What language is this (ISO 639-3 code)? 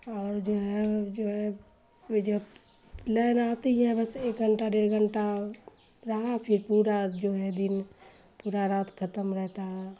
urd